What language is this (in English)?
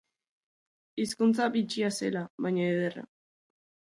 Basque